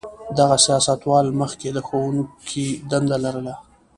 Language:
Pashto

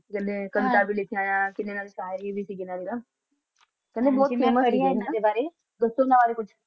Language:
Punjabi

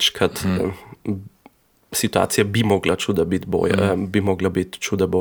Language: Croatian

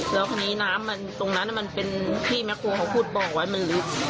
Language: Thai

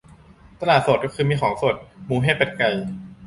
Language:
Thai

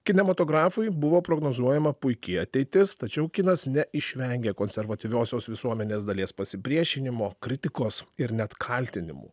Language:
Lithuanian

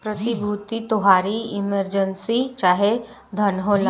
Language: Bhojpuri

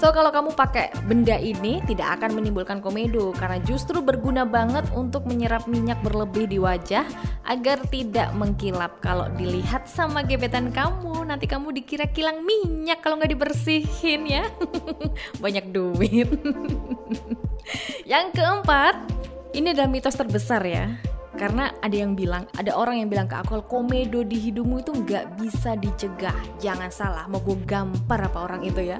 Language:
Indonesian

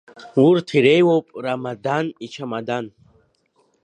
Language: Abkhazian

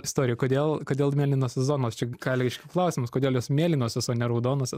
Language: Lithuanian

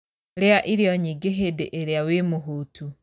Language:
Kikuyu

